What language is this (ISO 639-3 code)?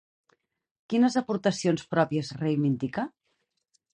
cat